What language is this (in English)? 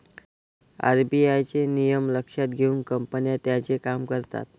Marathi